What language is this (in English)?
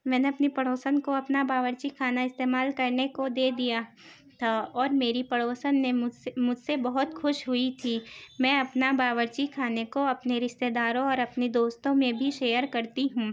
Urdu